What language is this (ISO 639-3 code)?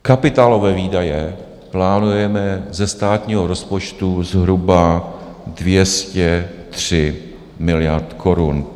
ces